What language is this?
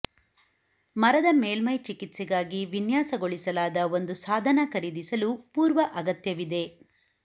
Kannada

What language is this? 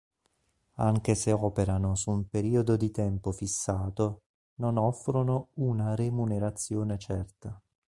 Italian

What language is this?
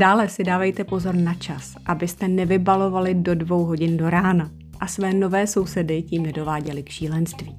Czech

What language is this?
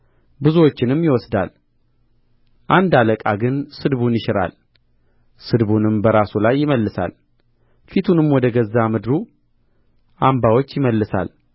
Amharic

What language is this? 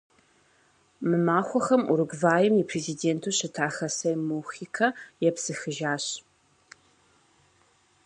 Kabardian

